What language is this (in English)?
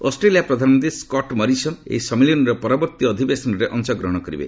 Odia